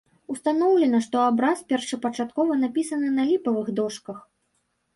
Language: Belarusian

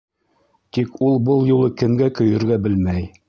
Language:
Bashkir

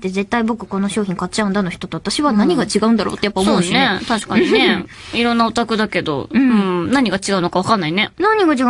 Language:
Japanese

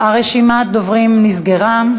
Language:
Hebrew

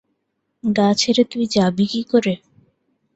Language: Bangla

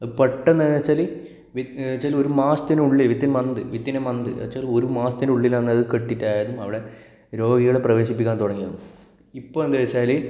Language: Malayalam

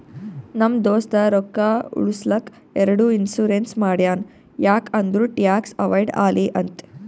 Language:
Kannada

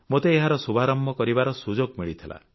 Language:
Odia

